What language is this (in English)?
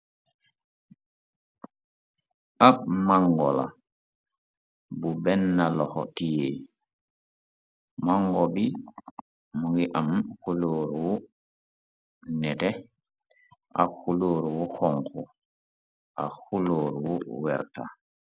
Wolof